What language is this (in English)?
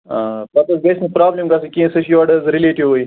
Kashmiri